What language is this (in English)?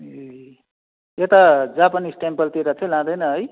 Nepali